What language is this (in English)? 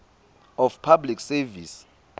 Swati